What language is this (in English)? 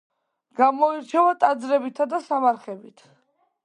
Georgian